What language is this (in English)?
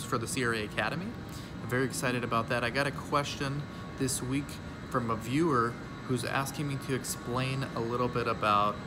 English